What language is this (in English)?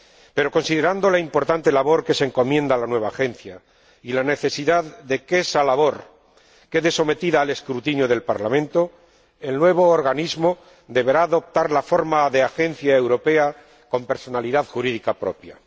Spanish